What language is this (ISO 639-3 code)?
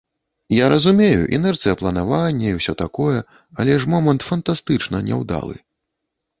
bel